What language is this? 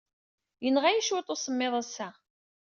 Kabyle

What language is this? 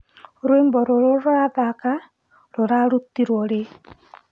Kikuyu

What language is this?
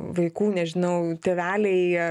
Lithuanian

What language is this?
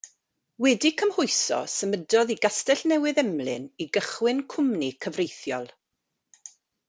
Welsh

